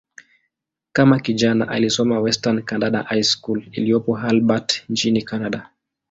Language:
Swahili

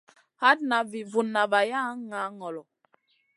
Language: Masana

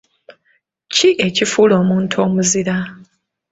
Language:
Ganda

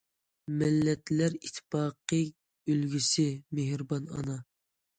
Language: Uyghur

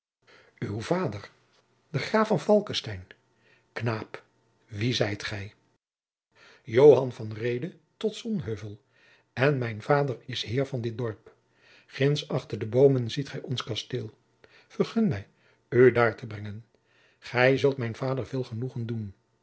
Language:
Dutch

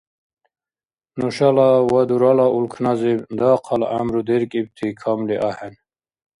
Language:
Dargwa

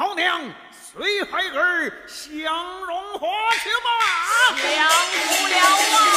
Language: Chinese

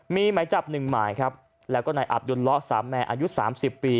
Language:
Thai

